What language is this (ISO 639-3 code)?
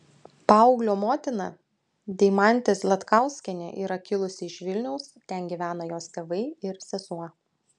lit